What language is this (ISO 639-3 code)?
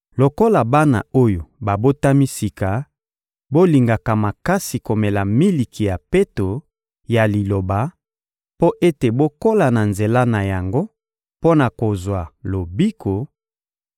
lin